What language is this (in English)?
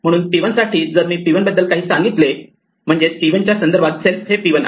Marathi